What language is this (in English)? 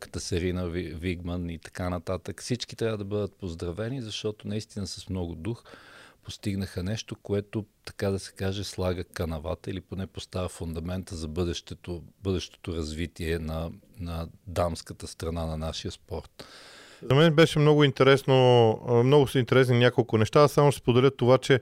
Bulgarian